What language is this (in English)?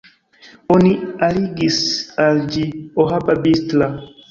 Esperanto